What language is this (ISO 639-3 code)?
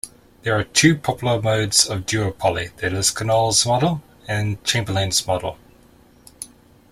eng